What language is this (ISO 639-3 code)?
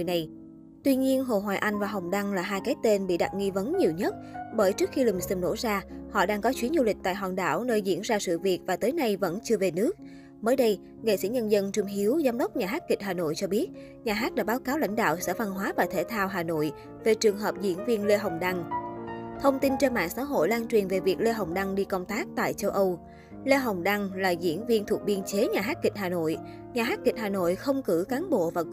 vie